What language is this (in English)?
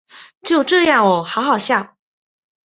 Chinese